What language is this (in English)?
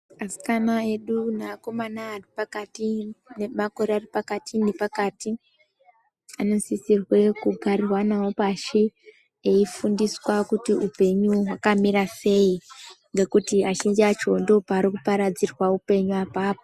Ndau